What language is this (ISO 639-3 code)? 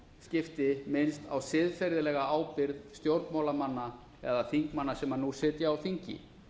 isl